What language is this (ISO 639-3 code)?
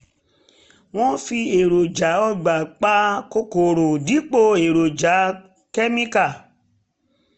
yor